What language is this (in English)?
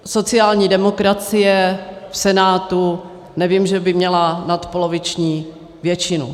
Czech